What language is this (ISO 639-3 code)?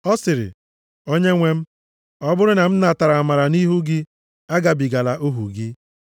ibo